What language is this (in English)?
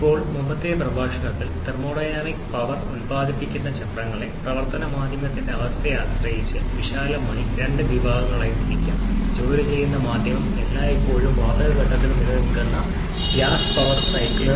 Malayalam